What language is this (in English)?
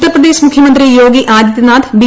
Malayalam